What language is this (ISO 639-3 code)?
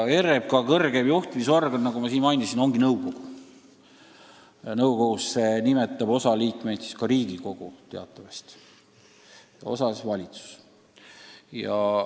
est